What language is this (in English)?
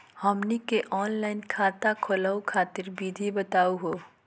Magahi